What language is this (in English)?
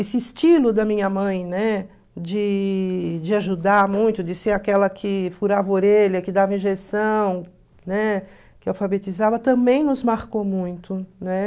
Portuguese